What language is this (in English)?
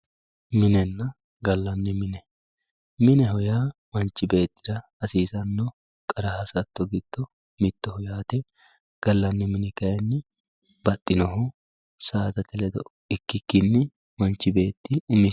Sidamo